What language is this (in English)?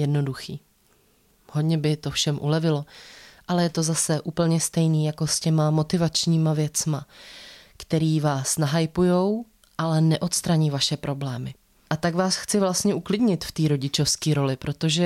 Czech